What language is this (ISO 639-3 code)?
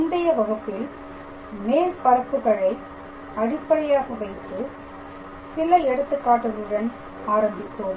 tam